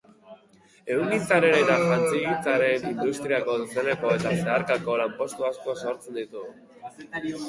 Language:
Basque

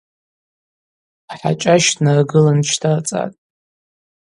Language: Abaza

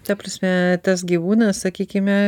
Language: Lithuanian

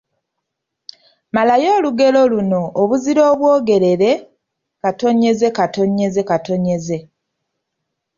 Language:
Ganda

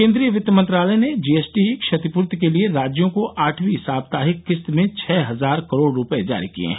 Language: Hindi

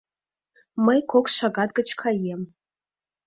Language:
Mari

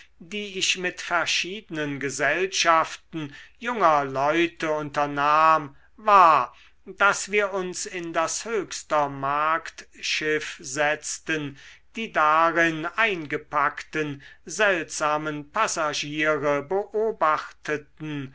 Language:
German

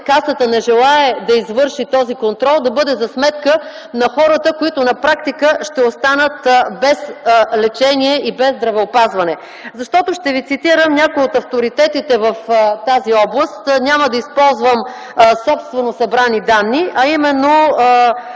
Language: Bulgarian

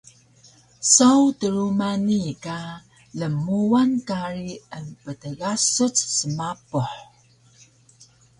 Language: Taroko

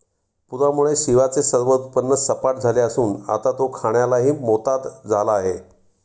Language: Marathi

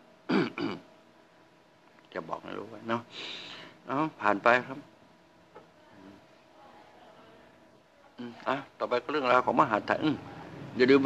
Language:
Thai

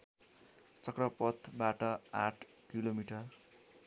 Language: Nepali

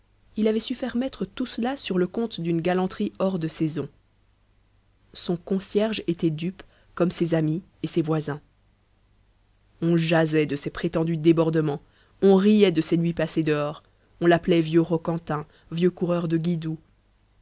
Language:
French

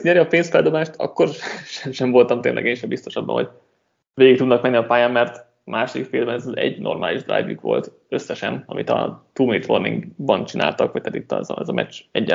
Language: Hungarian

